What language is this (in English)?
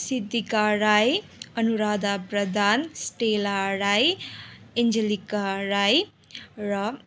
Nepali